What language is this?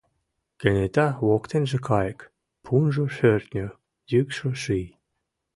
Mari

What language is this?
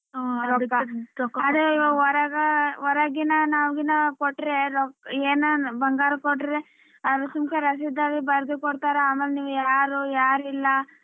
Kannada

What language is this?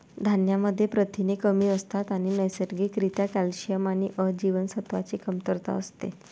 Marathi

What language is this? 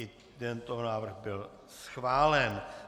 Czech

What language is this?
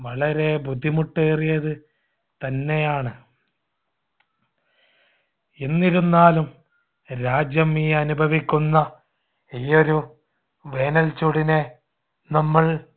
Malayalam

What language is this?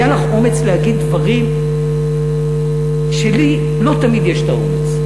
Hebrew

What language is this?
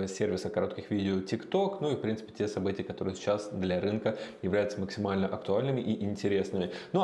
Russian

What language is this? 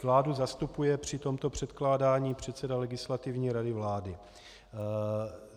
Czech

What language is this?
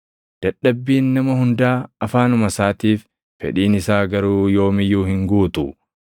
Oromo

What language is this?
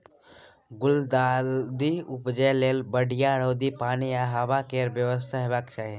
Maithili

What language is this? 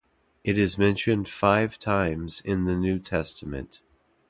English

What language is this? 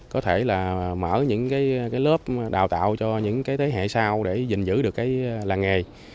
Vietnamese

